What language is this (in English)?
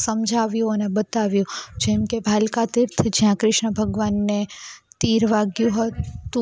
Gujarati